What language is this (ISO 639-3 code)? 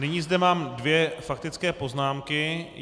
ces